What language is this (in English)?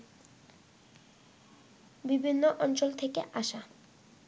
Bangla